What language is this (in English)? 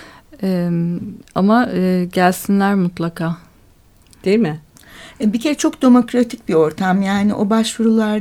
Turkish